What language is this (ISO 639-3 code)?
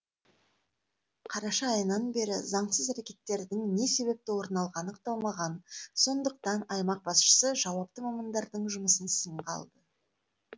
kaz